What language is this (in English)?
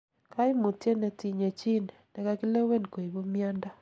Kalenjin